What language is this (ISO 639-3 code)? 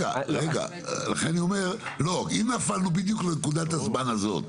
heb